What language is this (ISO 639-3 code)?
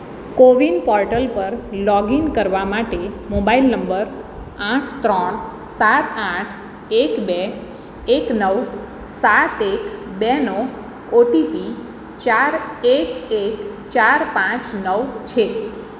guj